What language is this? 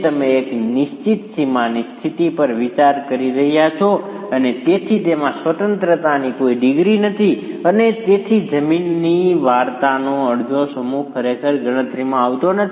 Gujarati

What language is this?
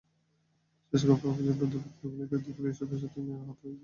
Bangla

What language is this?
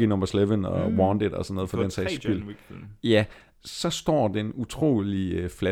Danish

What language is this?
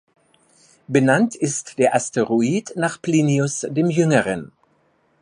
German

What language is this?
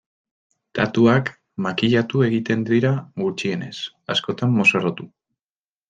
Basque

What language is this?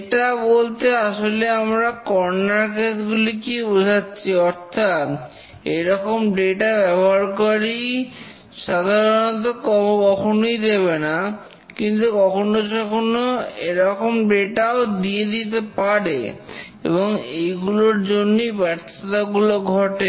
Bangla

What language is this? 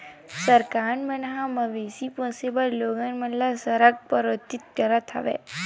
Chhattisgarhi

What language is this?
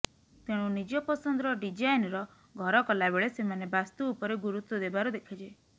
Odia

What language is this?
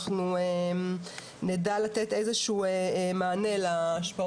Hebrew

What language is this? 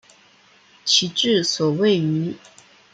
Chinese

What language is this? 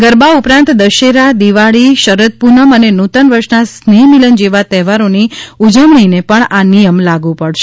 Gujarati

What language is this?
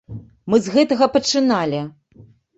Belarusian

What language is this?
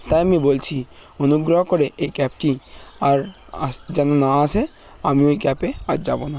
Bangla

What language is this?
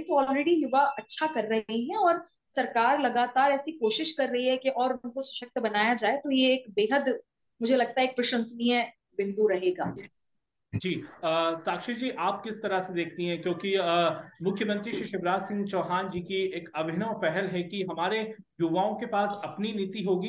Hindi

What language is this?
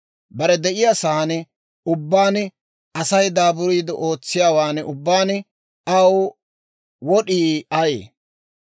Dawro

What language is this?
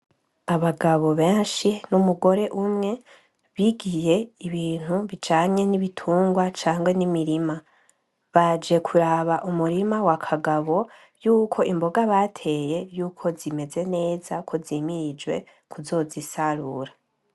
Rundi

